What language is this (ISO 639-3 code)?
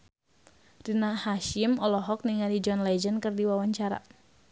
sun